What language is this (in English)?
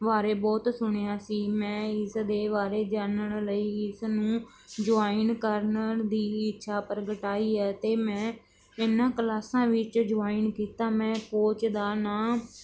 Punjabi